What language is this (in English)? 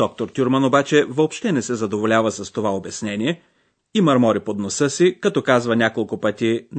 Bulgarian